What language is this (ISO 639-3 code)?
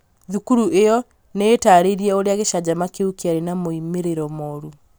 kik